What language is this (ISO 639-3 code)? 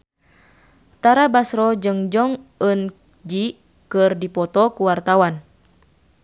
sun